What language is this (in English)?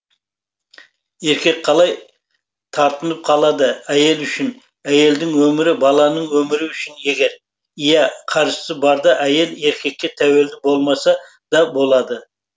Kazakh